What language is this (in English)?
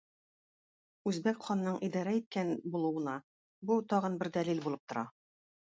Tatar